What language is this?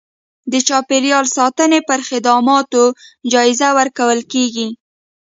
Pashto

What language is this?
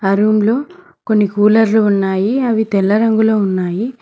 Telugu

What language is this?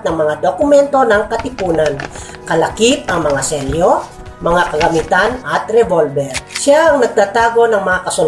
Filipino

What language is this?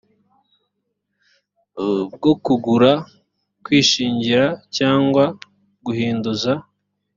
Kinyarwanda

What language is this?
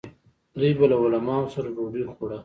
Pashto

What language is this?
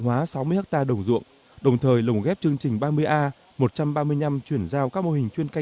Vietnamese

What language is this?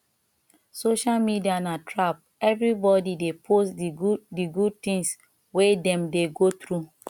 Nigerian Pidgin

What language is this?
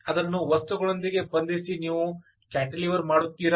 Kannada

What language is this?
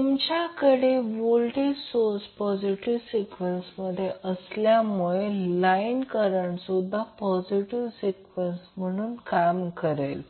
Marathi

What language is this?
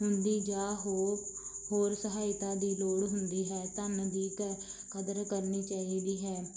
Punjabi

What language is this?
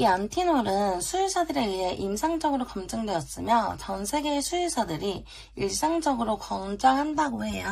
Korean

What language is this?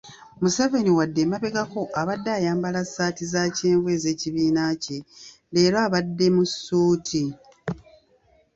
Ganda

